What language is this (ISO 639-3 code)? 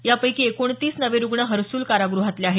mar